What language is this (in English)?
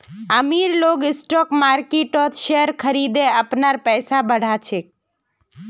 Magahi